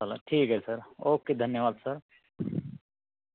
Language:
Marathi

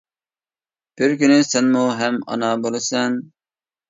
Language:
Uyghur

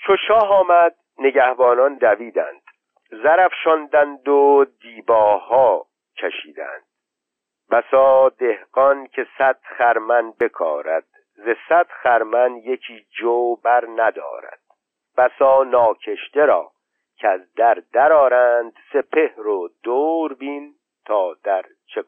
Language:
Persian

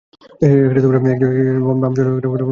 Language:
Bangla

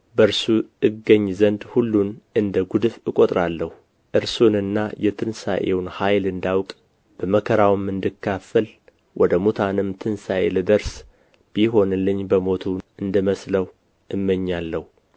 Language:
Amharic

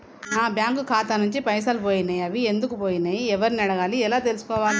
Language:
Telugu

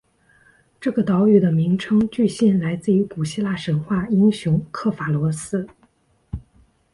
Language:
Chinese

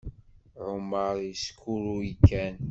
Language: Kabyle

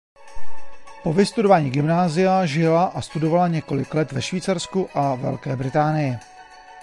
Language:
Czech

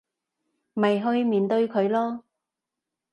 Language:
Cantonese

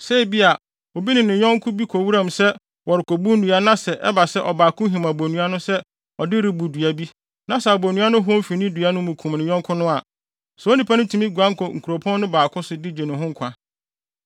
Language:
Akan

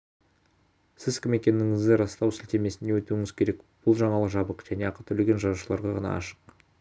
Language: Kazakh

